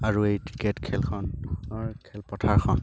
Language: Assamese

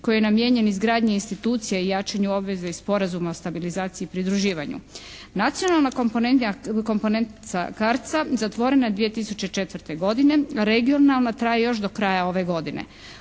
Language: Croatian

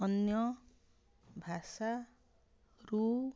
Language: Odia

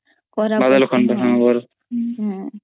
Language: Odia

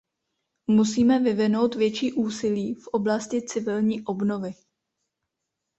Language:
Czech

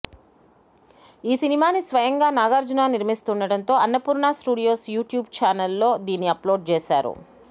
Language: Telugu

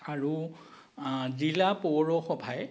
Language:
Assamese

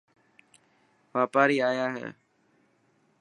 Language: Dhatki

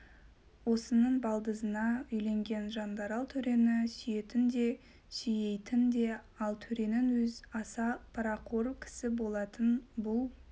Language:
Kazakh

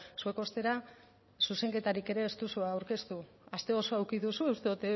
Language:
Basque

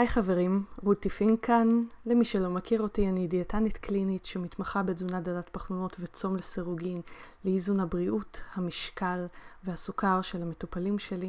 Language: Hebrew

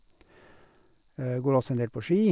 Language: Norwegian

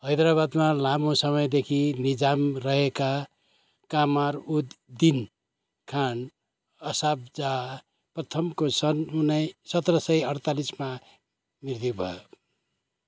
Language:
Nepali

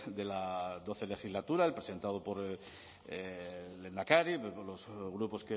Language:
Spanish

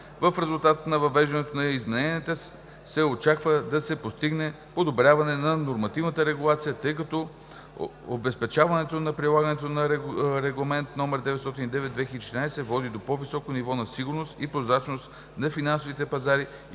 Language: Bulgarian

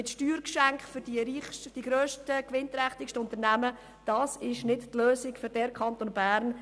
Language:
Swiss German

